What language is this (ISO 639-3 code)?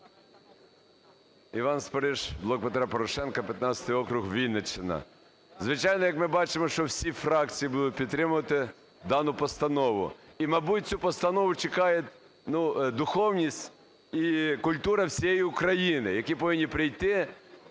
ukr